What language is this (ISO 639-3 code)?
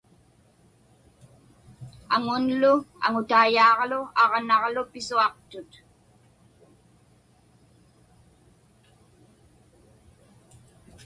ipk